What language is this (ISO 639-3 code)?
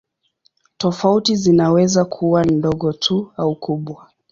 swa